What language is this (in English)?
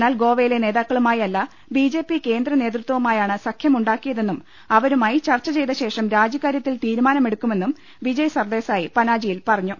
Malayalam